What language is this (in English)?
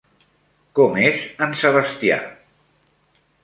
Catalan